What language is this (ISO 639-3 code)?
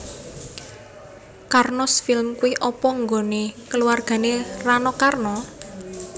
jav